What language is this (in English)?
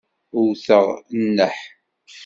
Kabyle